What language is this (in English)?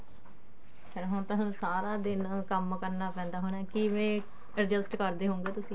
Punjabi